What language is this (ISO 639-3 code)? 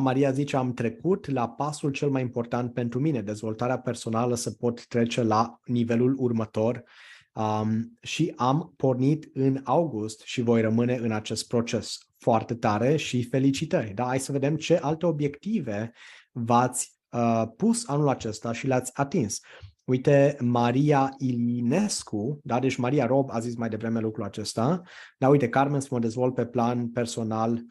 ron